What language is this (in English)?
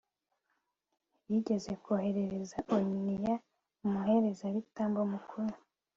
Kinyarwanda